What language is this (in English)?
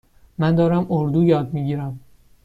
Persian